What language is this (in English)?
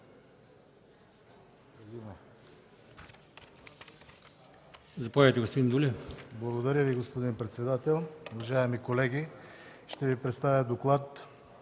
Bulgarian